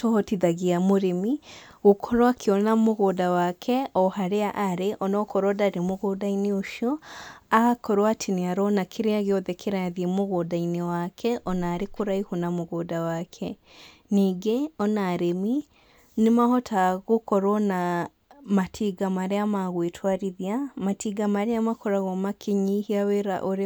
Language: Kikuyu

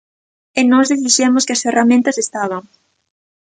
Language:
Galician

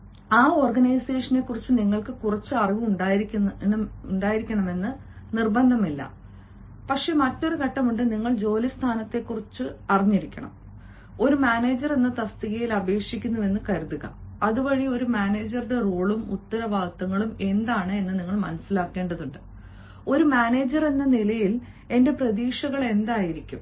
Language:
Malayalam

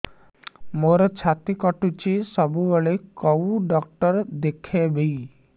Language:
Odia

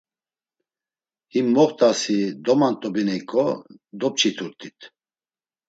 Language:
Laz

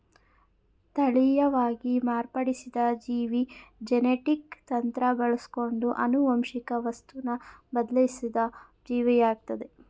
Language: Kannada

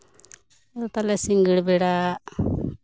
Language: Santali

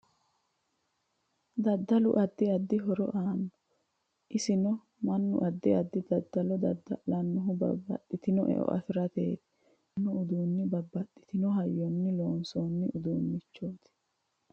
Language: Sidamo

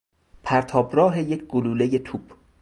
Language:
Persian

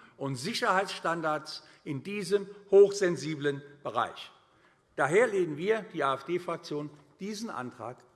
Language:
German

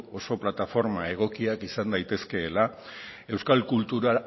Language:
Basque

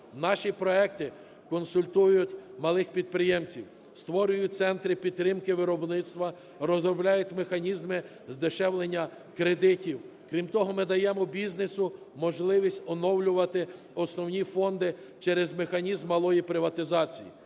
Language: Ukrainian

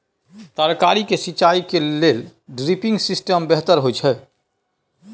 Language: Maithili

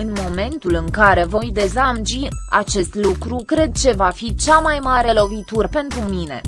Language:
Romanian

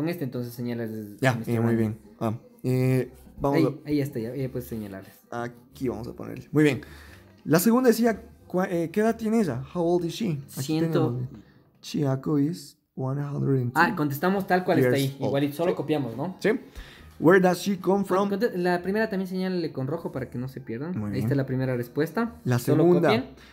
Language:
Spanish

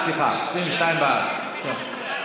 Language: Hebrew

